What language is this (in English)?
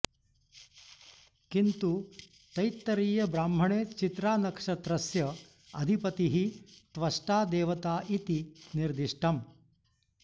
Sanskrit